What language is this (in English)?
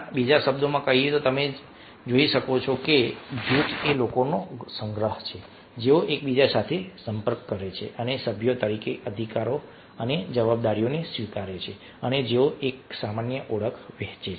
Gujarati